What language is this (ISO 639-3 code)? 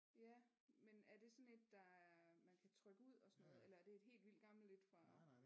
dan